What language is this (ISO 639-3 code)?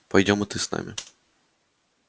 rus